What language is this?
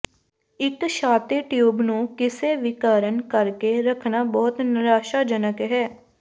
Punjabi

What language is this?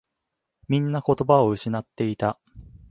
Japanese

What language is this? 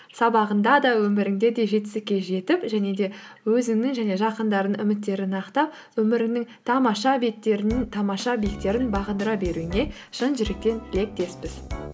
Kazakh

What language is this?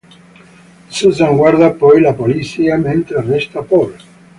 Italian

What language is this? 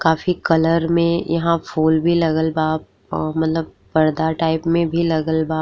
Bhojpuri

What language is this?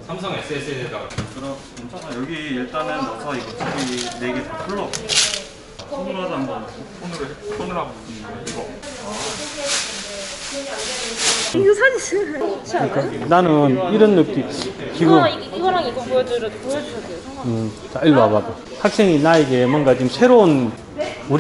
Korean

